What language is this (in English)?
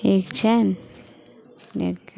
Maithili